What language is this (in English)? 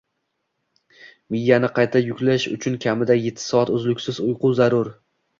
Uzbek